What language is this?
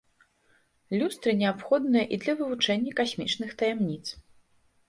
Belarusian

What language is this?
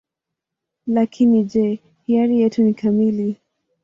Swahili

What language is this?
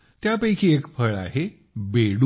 Marathi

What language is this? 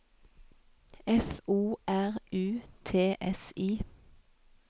Norwegian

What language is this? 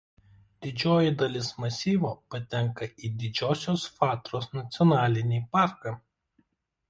Lithuanian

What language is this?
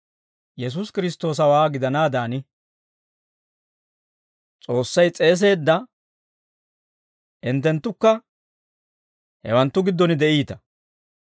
Dawro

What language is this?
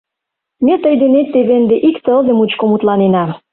Mari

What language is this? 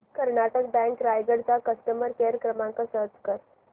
Marathi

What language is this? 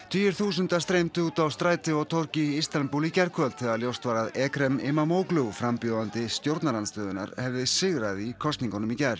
Icelandic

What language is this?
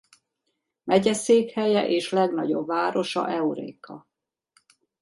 Hungarian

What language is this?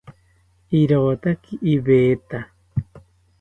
South Ucayali Ashéninka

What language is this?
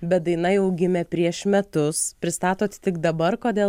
Lithuanian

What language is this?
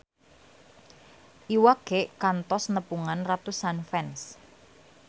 Sundanese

